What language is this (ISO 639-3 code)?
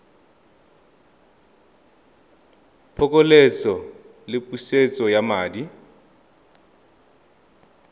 tsn